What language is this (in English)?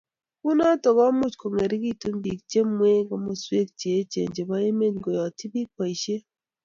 Kalenjin